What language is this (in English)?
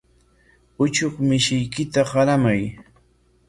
Corongo Ancash Quechua